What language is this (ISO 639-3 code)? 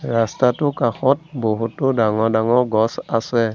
asm